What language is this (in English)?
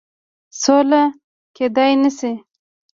Pashto